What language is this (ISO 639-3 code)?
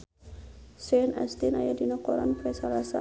sun